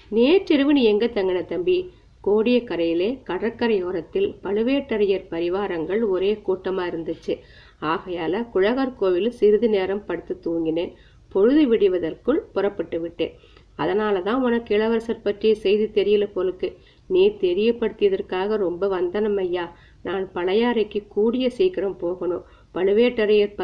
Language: Tamil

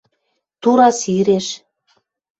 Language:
Western Mari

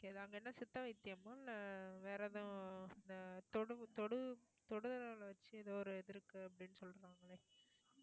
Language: Tamil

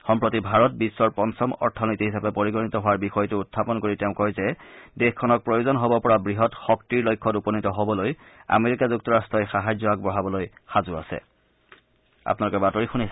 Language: Assamese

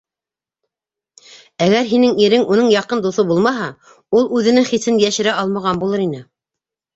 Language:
Bashkir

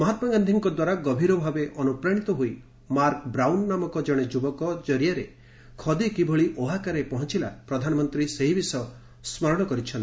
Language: Odia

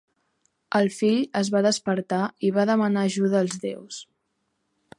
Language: Catalan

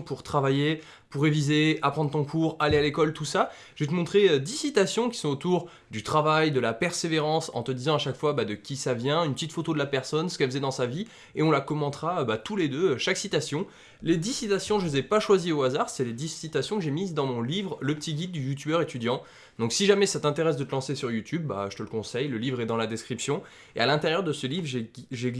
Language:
French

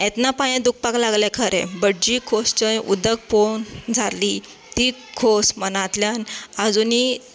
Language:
Konkani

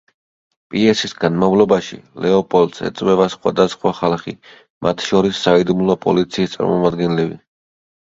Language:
Georgian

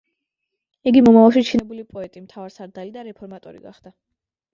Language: Georgian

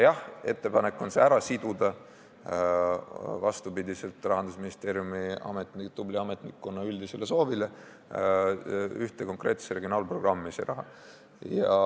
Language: Estonian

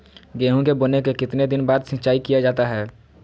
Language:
Magahi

